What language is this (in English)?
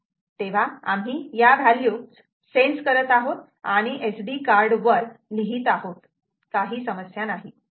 Marathi